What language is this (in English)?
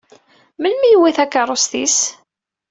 Kabyle